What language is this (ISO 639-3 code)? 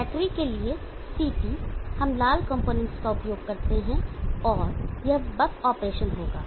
hin